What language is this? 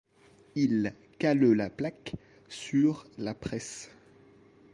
French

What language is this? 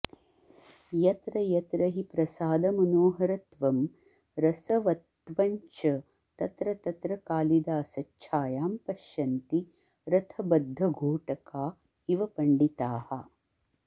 Sanskrit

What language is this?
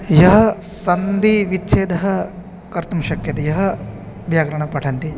Sanskrit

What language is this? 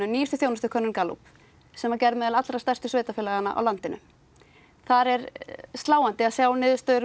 Icelandic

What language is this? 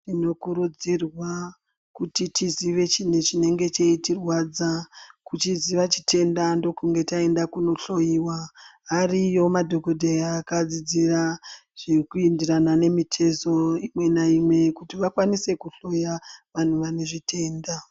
Ndau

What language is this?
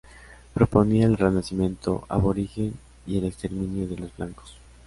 Spanish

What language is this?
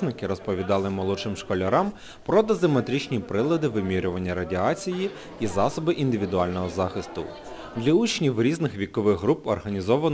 Ukrainian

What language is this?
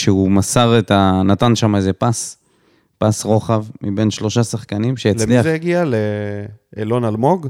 Hebrew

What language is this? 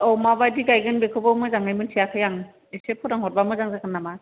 Bodo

